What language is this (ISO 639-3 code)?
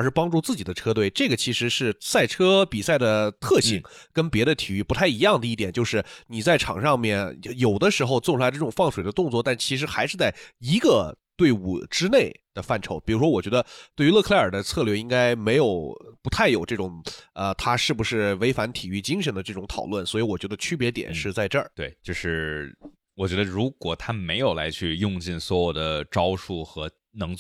zho